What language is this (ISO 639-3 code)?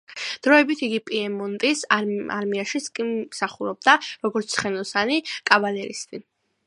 kat